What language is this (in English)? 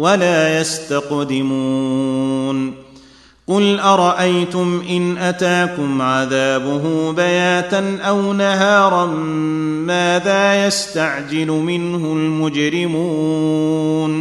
Arabic